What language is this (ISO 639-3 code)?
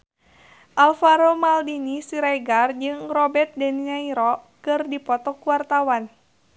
sun